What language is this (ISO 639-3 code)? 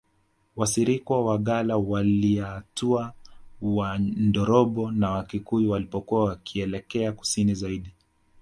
swa